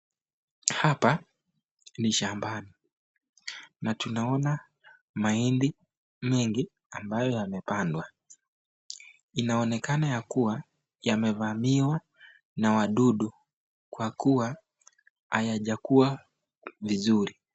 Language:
Swahili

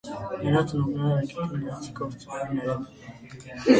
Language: Armenian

